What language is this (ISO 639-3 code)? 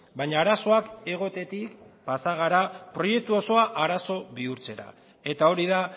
eus